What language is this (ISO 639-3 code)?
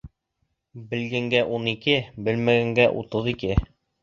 bak